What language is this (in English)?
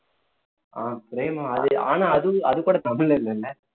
Tamil